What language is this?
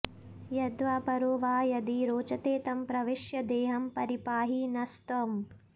Sanskrit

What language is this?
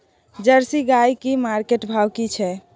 Maithili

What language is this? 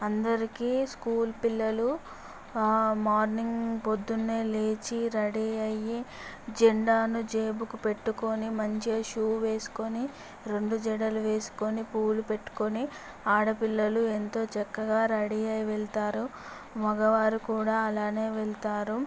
Telugu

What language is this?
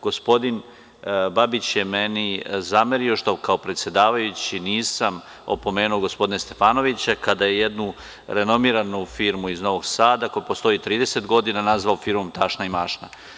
Serbian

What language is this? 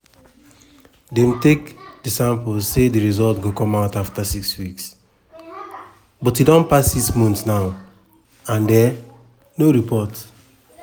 Nigerian Pidgin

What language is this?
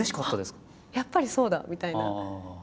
Japanese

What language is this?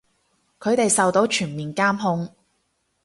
Cantonese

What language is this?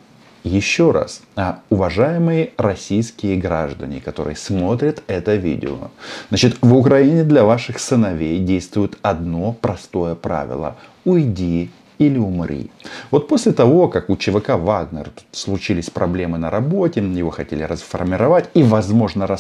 Russian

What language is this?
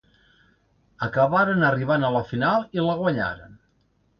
Catalan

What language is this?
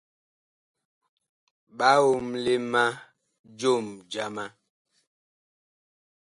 Bakoko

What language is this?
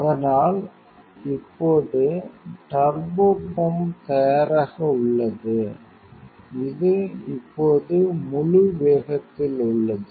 Tamil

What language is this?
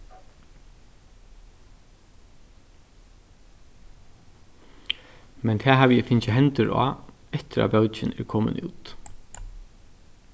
Faroese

